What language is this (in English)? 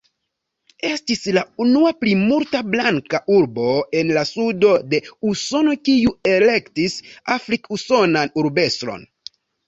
Esperanto